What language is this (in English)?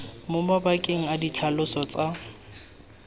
Tswana